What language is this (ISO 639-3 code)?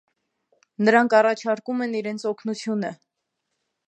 hye